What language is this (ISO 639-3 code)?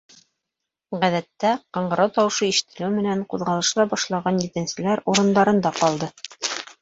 bak